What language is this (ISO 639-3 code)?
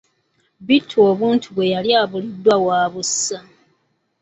lug